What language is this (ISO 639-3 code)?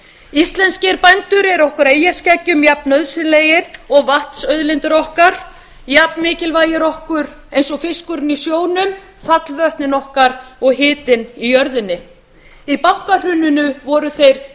isl